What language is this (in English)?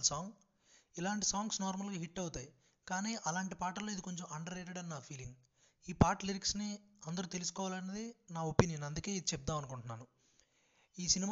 Telugu